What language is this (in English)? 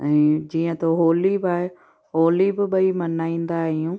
Sindhi